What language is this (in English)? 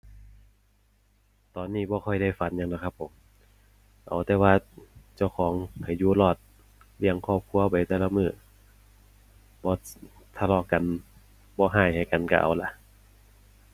Thai